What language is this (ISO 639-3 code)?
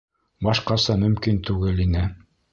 bak